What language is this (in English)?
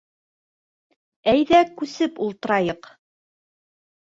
Bashkir